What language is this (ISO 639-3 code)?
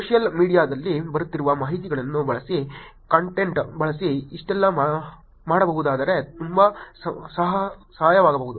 kan